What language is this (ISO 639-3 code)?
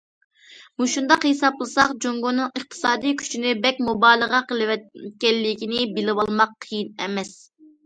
uig